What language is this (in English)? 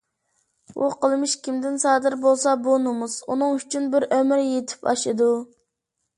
Uyghur